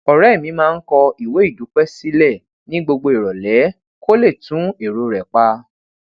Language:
Yoruba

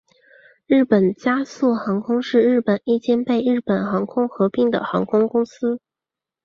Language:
Chinese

